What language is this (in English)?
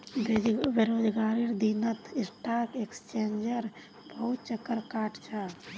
Magahi